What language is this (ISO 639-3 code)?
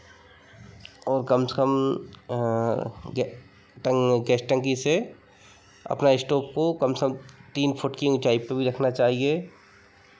hin